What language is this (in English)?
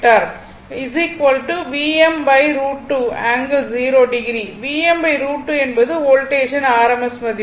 Tamil